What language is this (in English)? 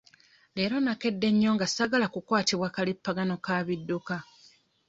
Ganda